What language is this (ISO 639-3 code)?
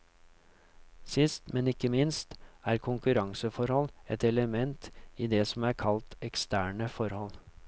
nor